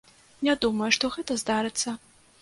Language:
Belarusian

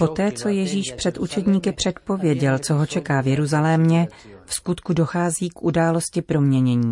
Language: Czech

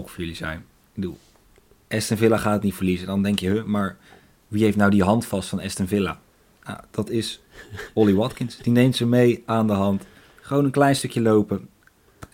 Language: Dutch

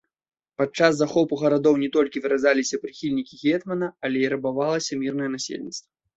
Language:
Belarusian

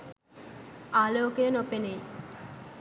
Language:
Sinhala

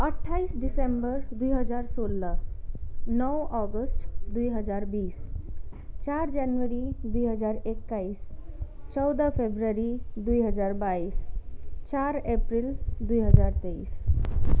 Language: Nepali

